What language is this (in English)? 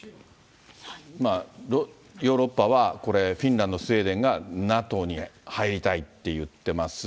Japanese